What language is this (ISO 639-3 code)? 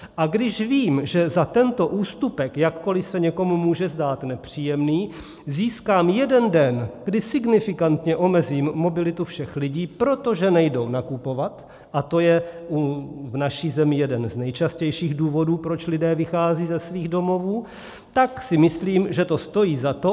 ces